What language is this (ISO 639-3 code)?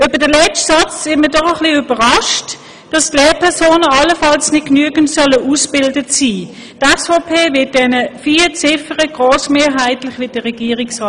gsw